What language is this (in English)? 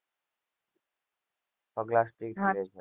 Gujarati